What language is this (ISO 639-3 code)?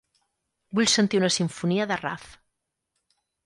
cat